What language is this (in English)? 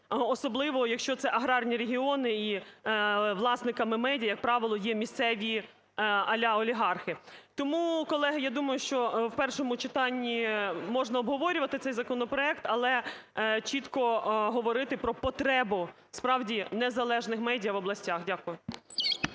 Ukrainian